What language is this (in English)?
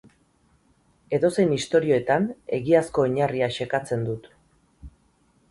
Basque